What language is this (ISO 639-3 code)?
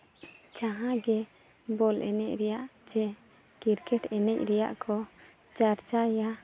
sat